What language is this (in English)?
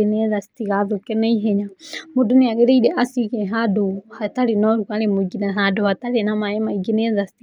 Kikuyu